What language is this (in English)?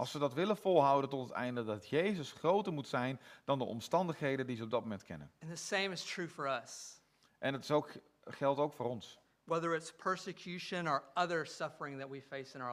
Dutch